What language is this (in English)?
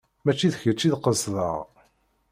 Kabyle